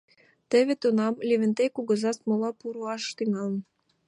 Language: Mari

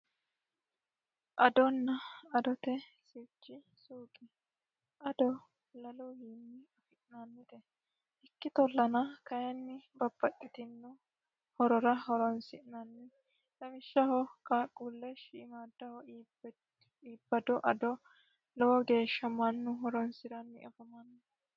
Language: Sidamo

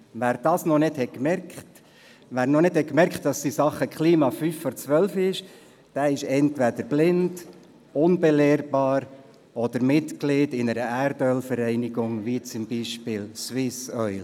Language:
Swiss German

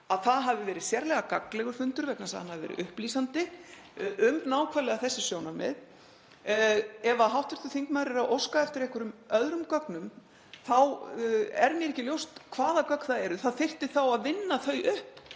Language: Icelandic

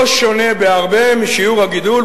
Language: Hebrew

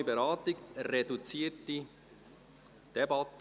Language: Swiss German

